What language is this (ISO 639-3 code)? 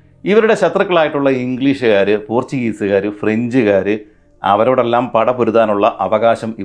mal